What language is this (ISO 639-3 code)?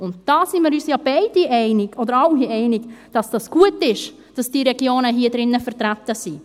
gsw